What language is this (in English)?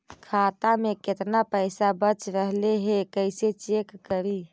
Magahi